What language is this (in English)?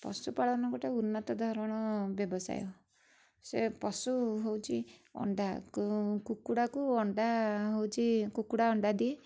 Odia